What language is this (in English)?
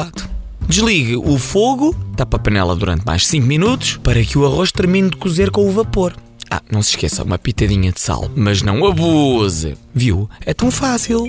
Portuguese